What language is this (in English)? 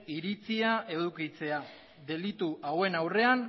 Basque